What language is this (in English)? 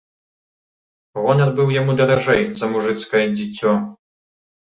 Belarusian